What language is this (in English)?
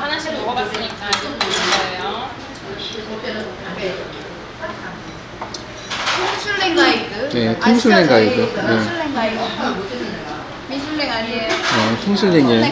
Korean